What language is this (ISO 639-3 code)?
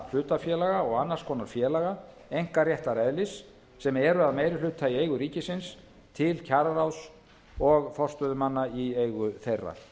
isl